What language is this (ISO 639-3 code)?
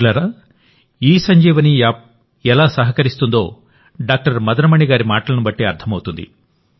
tel